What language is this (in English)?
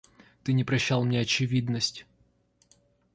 Russian